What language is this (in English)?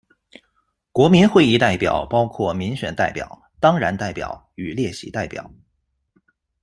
Chinese